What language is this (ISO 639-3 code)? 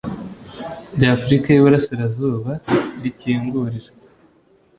kin